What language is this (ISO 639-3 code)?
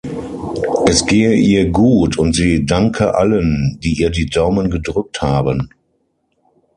deu